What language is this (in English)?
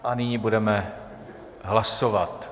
Czech